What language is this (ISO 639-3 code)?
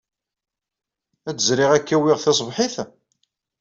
kab